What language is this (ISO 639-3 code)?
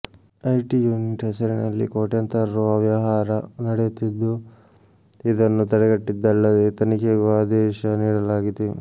kan